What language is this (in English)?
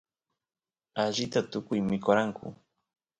Santiago del Estero Quichua